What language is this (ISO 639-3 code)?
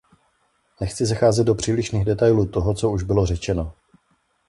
ces